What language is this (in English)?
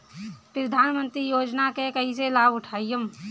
Bhojpuri